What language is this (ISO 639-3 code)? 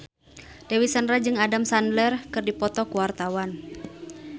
sun